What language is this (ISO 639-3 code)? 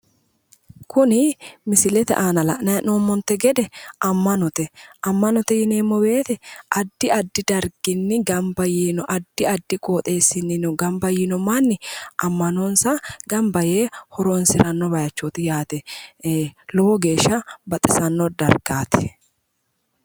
sid